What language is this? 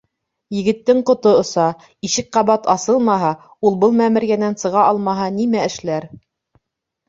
Bashkir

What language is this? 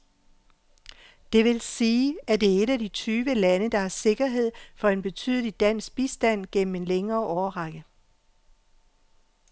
Danish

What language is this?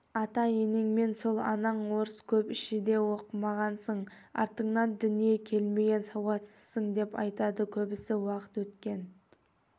Kazakh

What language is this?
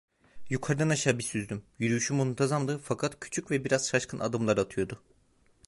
Turkish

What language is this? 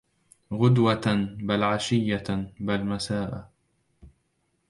Arabic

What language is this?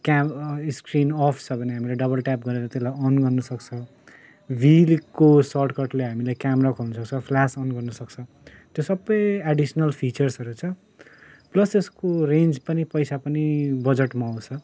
Nepali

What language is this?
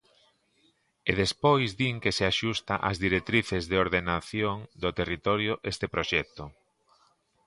Galician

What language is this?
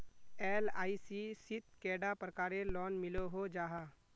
Magahi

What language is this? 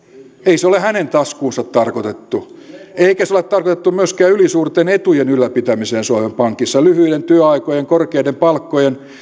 Finnish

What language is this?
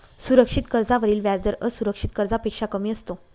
Marathi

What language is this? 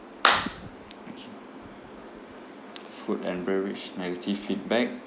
English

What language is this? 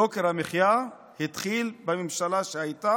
Hebrew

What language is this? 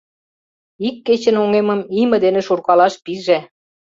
Mari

